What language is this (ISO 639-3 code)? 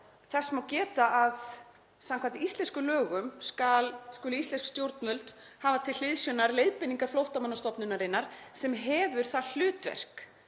isl